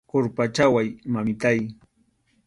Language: Arequipa-La Unión Quechua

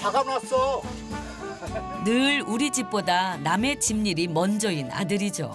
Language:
Korean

